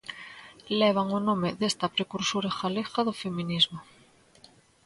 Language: Galician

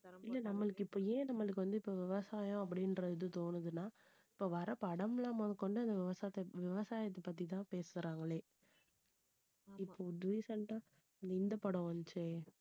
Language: Tamil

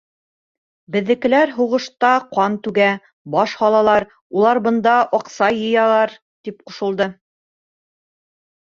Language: Bashkir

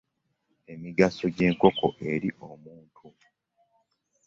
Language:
Ganda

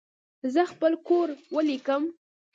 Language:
Pashto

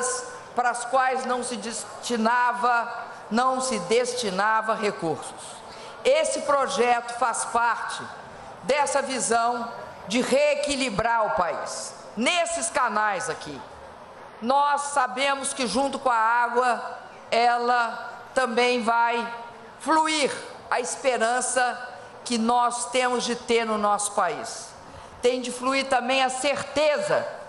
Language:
Portuguese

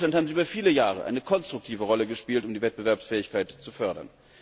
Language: German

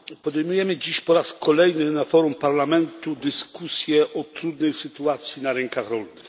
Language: Polish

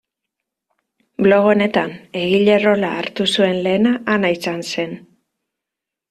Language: Basque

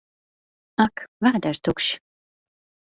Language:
Latvian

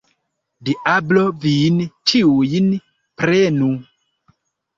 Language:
Esperanto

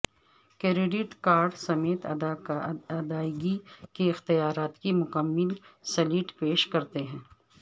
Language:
Urdu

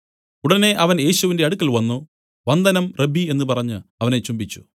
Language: Malayalam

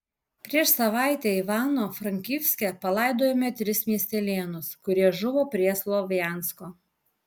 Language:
Lithuanian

